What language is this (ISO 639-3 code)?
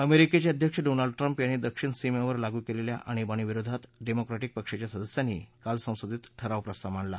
mar